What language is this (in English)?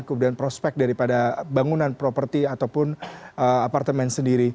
Indonesian